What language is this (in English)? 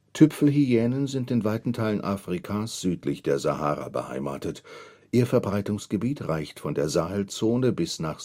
German